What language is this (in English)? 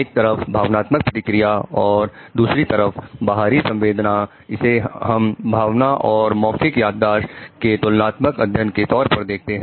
Hindi